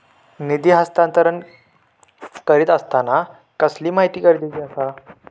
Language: Marathi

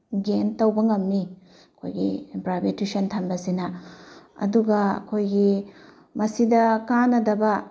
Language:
Manipuri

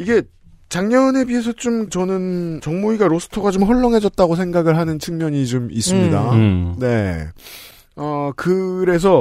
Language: Korean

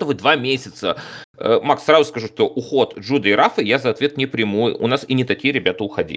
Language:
Russian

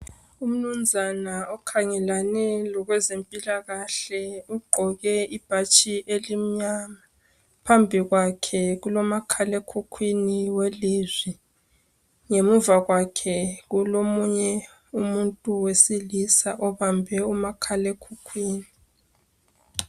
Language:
North Ndebele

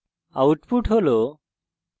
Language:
Bangla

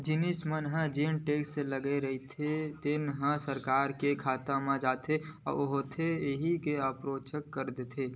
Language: Chhattisgarhi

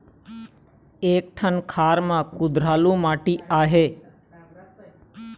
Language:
Chhattisgarhi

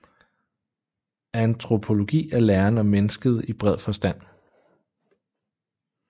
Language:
Danish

